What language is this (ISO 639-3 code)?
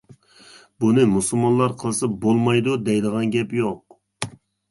uig